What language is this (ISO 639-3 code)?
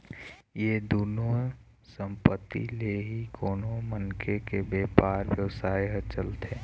hne